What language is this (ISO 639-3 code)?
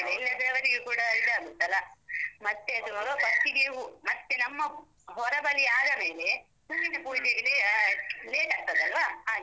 kan